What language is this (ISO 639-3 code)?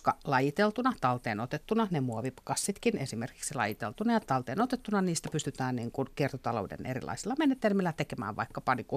fin